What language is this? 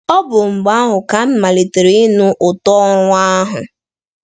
Igbo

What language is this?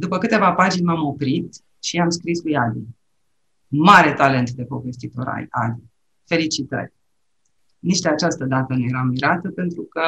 Romanian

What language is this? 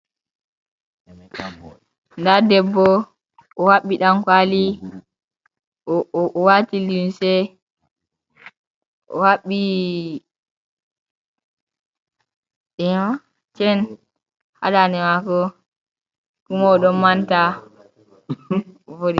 Fula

